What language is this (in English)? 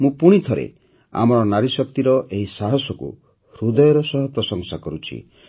Odia